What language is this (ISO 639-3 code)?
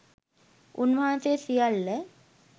sin